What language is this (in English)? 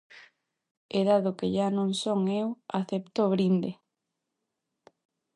Galician